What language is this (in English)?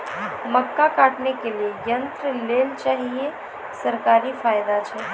Maithili